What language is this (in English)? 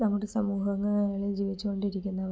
Malayalam